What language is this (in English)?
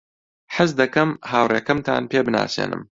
Central Kurdish